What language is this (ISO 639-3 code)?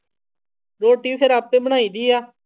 pan